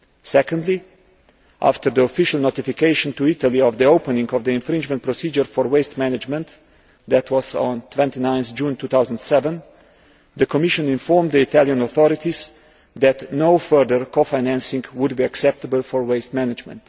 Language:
English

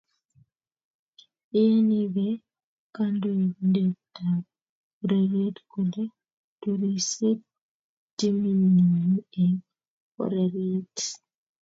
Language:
Kalenjin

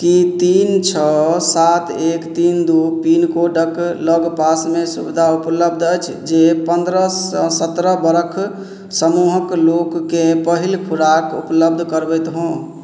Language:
Maithili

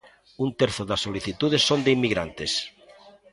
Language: Galician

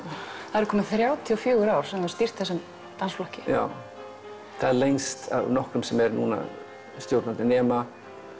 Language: Icelandic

